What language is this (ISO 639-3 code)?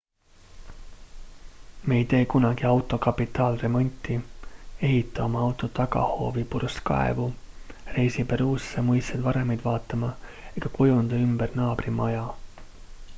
est